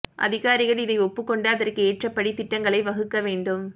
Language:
Tamil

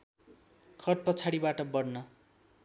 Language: Nepali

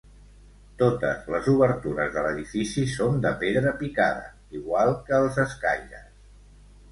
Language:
Catalan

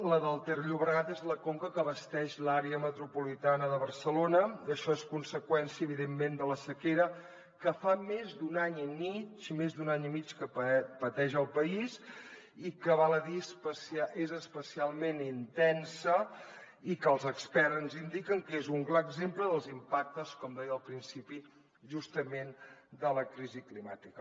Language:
Catalan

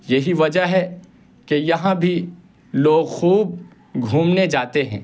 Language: Urdu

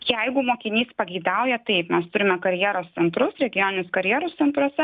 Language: Lithuanian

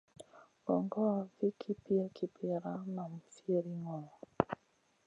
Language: Masana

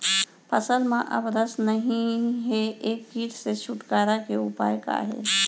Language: Chhattisgarhi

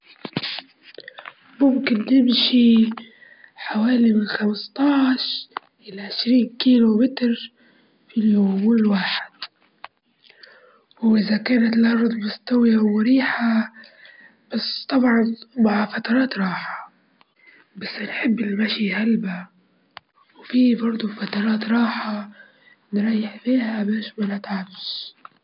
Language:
Libyan Arabic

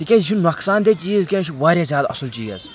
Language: Kashmiri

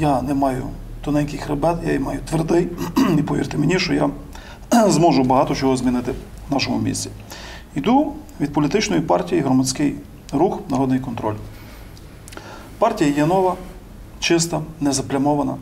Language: Ukrainian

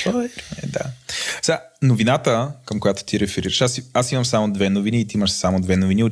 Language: Bulgarian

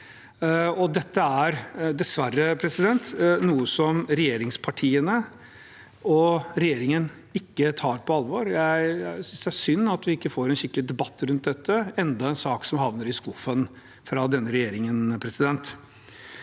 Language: Norwegian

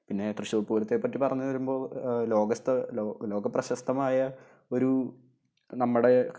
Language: Malayalam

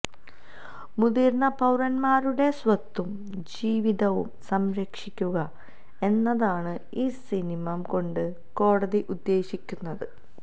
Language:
Malayalam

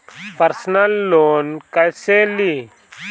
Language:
Bhojpuri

